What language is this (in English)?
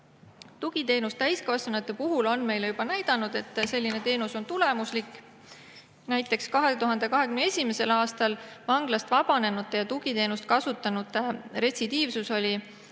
Estonian